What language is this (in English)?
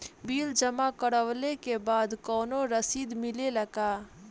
Bhojpuri